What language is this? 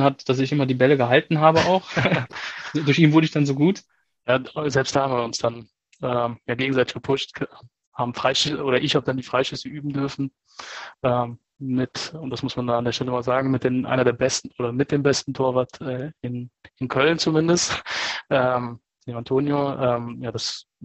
German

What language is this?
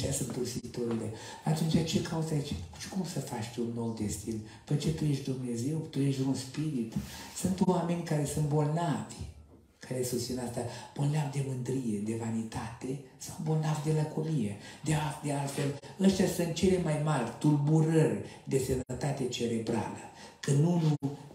Romanian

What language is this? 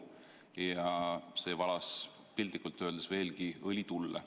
Estonian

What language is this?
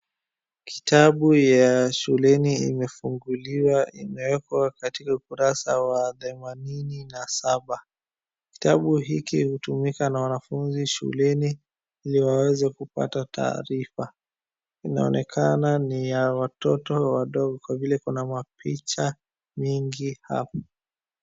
Swahili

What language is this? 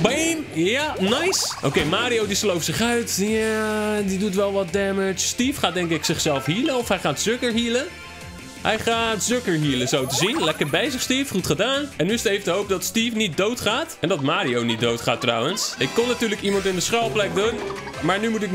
Dutch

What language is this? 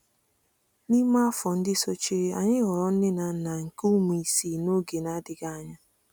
Igbo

